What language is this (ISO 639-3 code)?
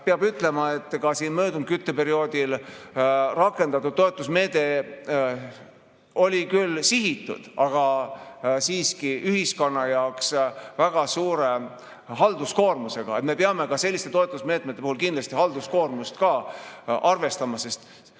est